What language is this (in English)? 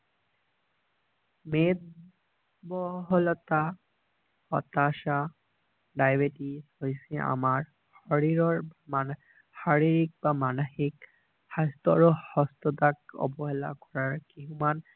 Assamese